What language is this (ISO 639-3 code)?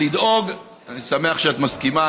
heb